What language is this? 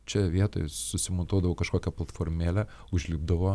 Lithuanian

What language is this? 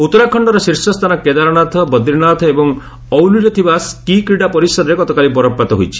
Odia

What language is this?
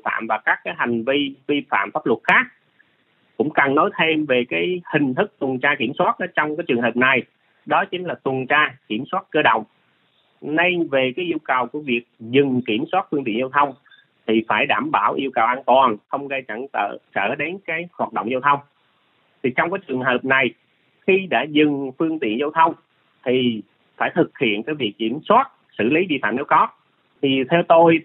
Vietnamese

